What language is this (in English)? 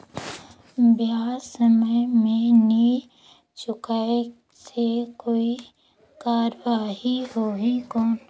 Chhattisgarhi